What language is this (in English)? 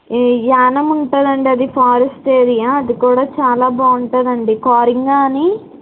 Telugu